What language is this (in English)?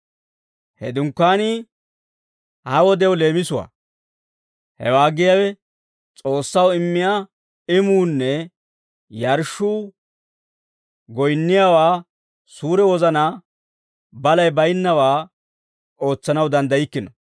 Dawro